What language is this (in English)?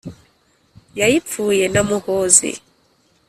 Kinyarwanda